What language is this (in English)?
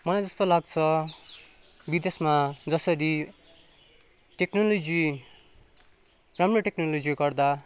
Nepali